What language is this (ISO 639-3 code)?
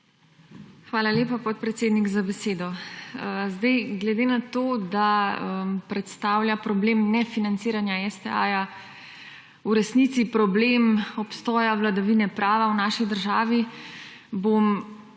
slv